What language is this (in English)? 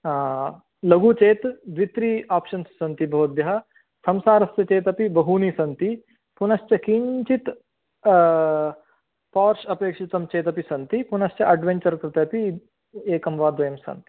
Sanskrit